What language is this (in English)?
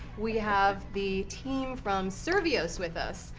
English